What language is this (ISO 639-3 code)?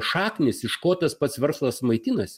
lit